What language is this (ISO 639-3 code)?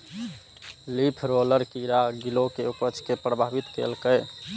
mai